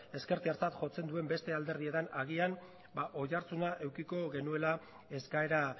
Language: Basque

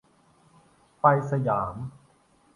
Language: Thai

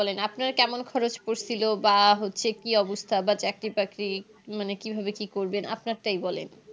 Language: Bangla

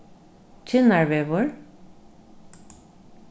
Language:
Faroese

